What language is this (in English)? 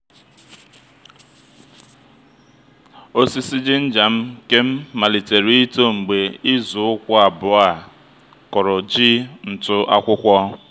Igbo